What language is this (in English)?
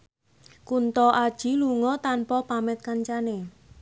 Javanese